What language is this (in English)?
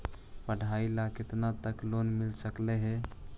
Magahi